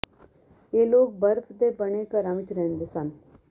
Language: Punjabi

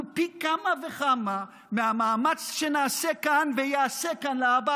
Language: Hebrew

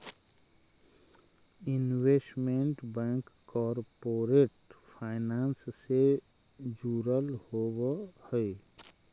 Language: Magahi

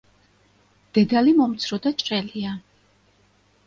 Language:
Georgian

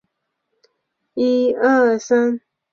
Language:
Chinese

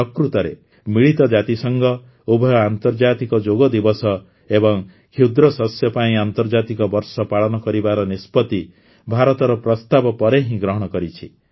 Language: Odia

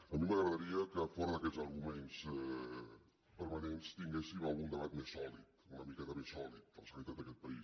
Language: Catalan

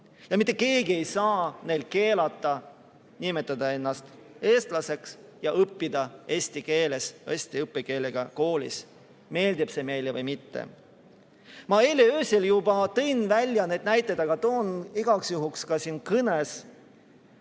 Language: Estonian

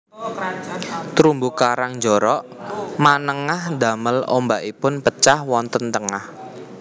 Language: Javanese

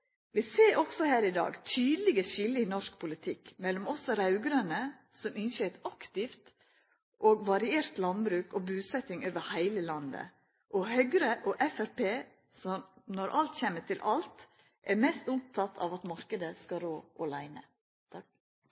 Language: Norwegian Nynorsk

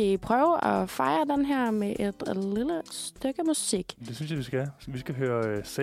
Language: Danish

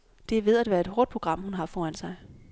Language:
Danish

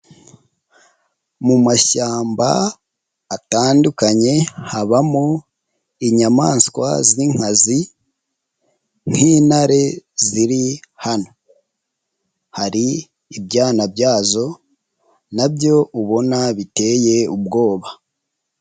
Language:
Kinyarwanda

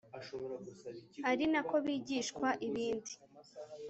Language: Kinyarwanda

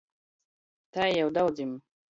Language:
Latgalian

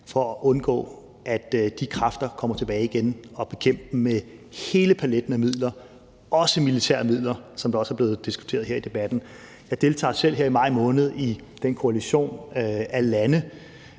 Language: Danish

